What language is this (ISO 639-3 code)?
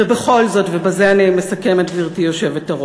heb